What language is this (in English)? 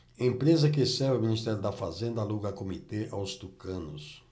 Portuguese